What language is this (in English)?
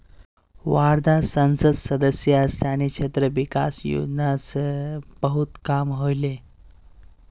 Magahi